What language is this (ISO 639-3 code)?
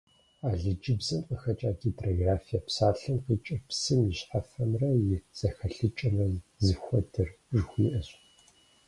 kbd